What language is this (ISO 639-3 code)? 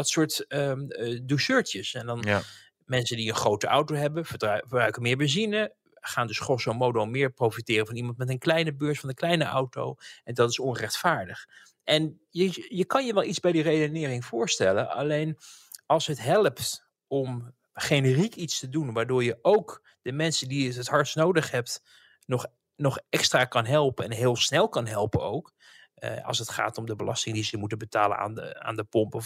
nld